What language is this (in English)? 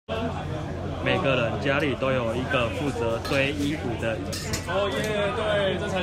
Chinese